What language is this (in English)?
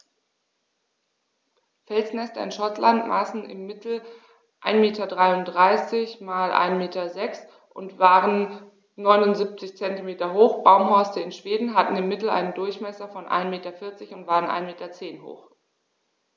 German